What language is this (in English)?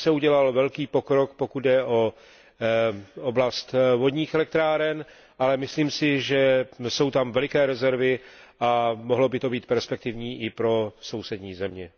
Czech